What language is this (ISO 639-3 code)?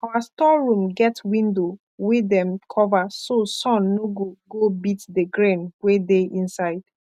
pcm